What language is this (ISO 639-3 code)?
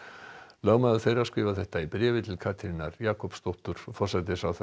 isl